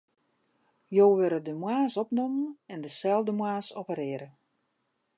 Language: Western Frisian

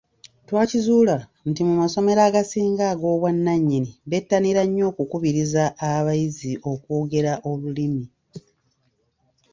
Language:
Ganda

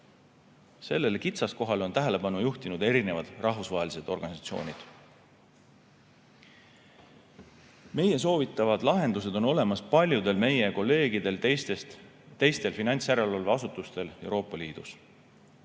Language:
Estonian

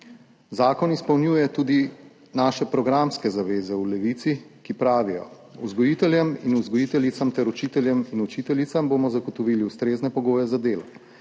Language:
Slovenian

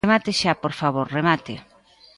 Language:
Galician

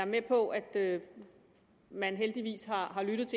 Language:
Danish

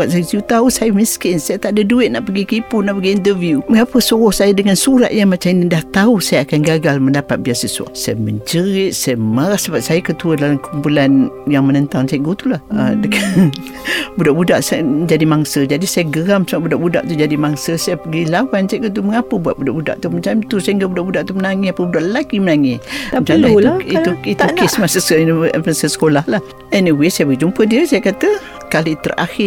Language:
Malay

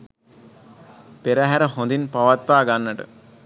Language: Sinhala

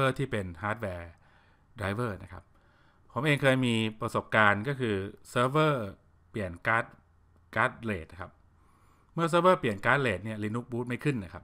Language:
Thai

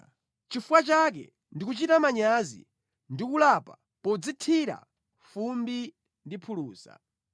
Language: Nyanja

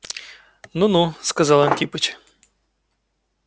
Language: Russian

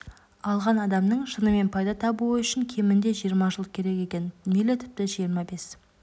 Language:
Kazakh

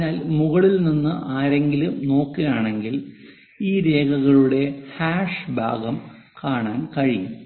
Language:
Malayalam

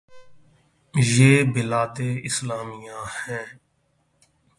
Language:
Urdu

